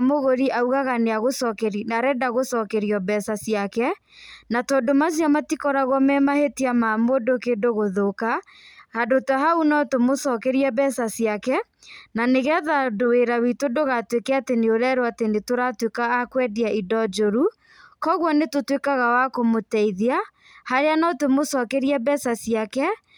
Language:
Kikuyu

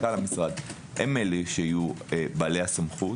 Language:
Hebrew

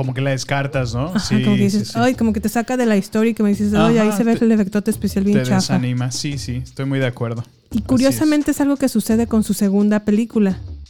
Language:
Spanish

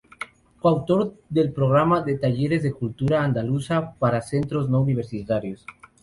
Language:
Spanish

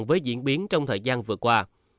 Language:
Vietnamese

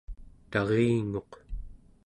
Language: Central Yupik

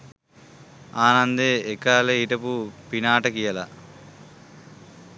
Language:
Sinhala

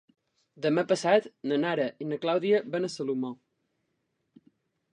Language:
Catalan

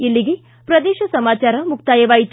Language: Kannada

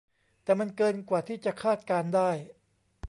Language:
Thai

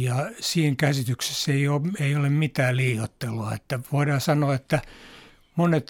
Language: Finnish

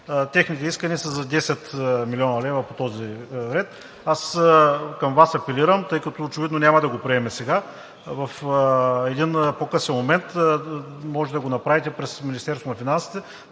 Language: Bulgarian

